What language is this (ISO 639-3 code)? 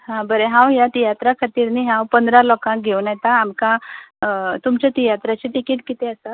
kok